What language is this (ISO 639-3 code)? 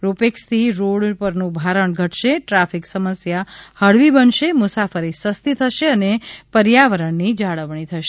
guj